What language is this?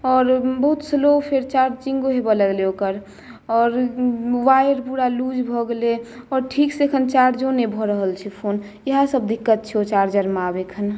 Maithili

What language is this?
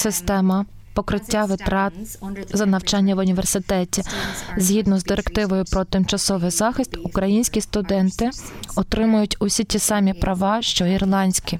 Ukrainian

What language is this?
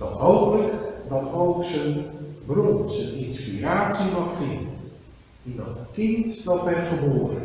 Dutch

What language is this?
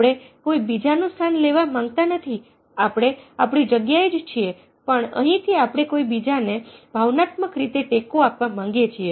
Gujarati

